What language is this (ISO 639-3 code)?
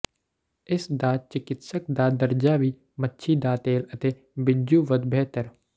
pan